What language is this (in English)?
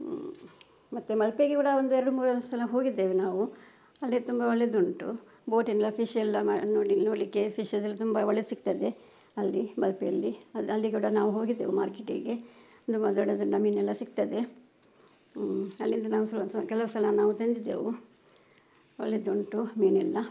Kannada